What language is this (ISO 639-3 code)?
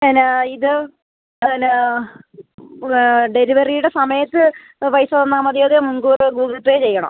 mal